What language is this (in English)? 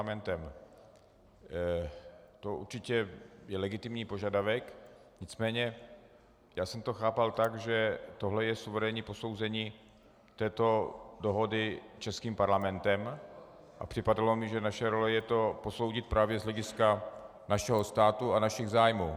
Czech